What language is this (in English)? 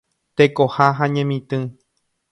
Guarani